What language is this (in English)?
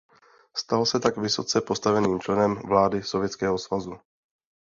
Czech